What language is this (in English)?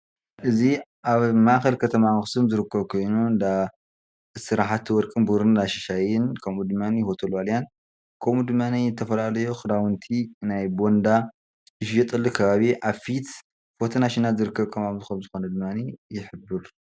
Tigrinya